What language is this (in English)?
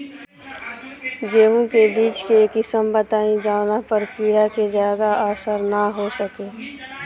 Bhojpuri